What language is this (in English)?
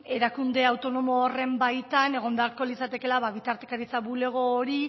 Basque